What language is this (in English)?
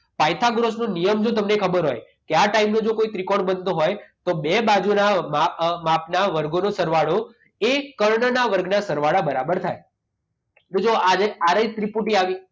Gujarati